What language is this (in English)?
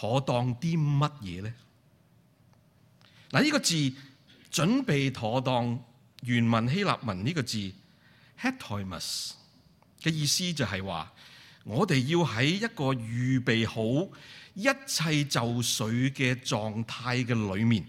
Chinese